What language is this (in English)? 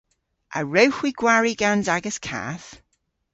Cornish